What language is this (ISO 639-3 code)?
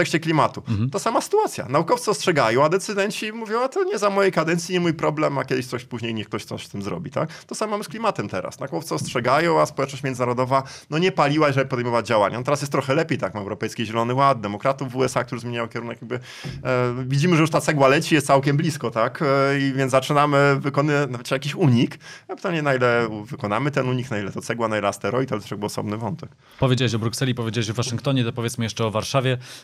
pol